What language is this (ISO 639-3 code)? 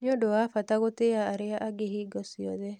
kik